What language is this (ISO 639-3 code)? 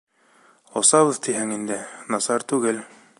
bak